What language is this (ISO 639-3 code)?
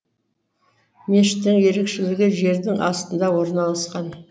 kaz